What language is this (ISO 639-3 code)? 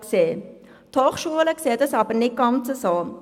gsw